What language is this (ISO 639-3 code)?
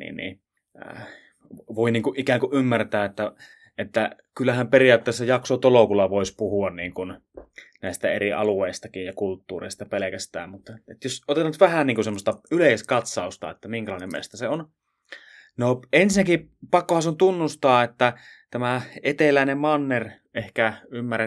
fin